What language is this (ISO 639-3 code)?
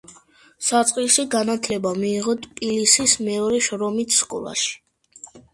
kat